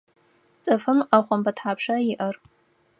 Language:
Adyghe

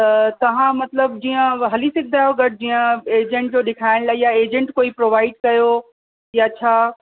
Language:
Sindhi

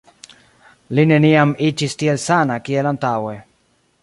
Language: Esperanto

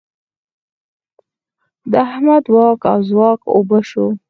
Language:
Pashto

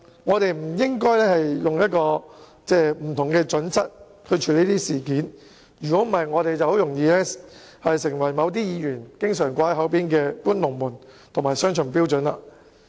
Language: Cantonese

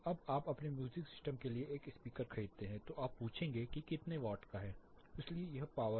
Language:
Hindi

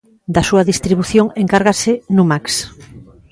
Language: Galician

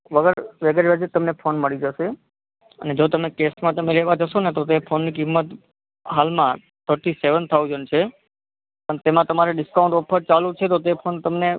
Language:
Gujarati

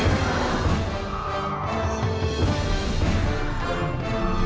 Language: Thai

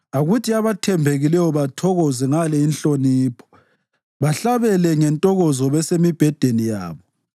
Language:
North Ndebele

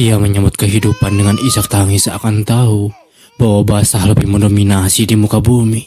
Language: Indonesian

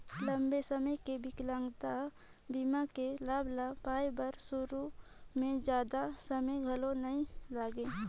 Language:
Chhattisgarhi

